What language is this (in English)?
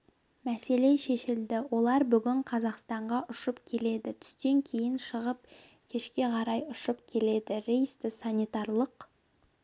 Kazakh